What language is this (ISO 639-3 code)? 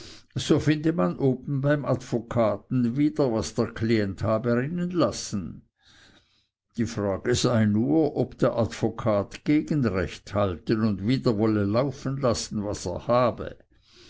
deu